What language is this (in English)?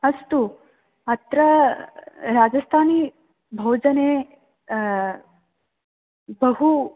Sanskrit